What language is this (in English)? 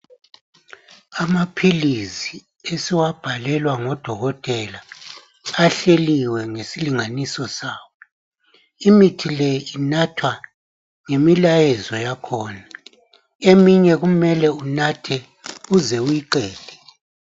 North Ndebele